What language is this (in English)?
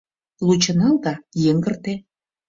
Mari